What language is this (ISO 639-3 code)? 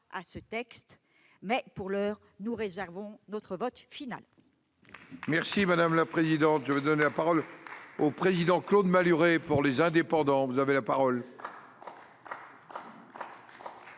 fra